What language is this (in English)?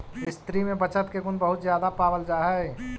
Magahi